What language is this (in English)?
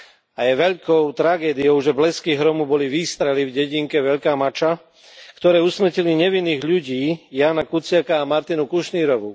Slovak